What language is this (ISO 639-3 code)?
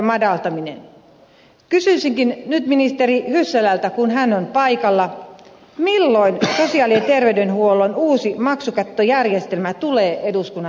fin